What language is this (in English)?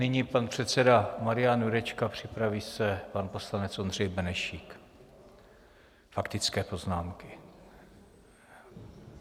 Czech